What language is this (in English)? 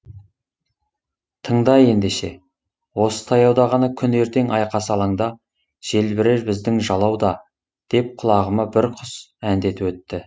Kazakh